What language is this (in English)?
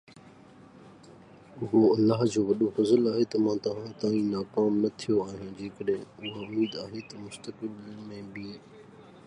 Sindhi